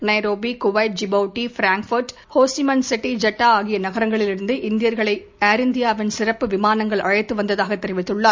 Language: Tamil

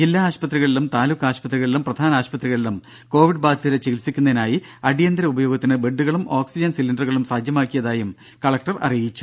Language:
Malayalam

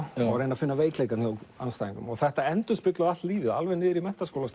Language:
Icelandic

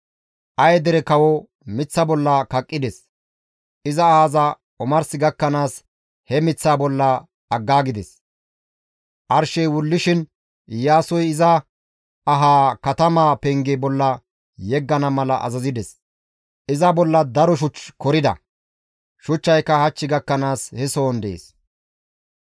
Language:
Gamo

